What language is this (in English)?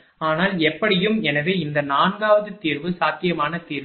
Tamil